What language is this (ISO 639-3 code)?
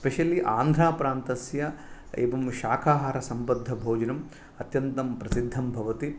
san